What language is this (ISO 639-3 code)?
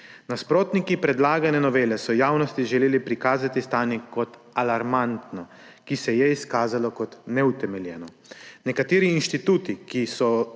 slv